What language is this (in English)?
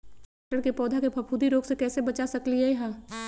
Magahi